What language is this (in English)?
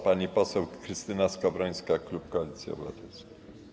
Polish